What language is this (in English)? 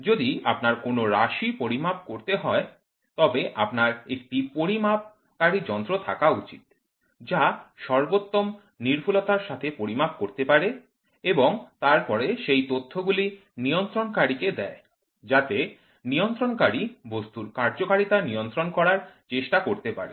Bangla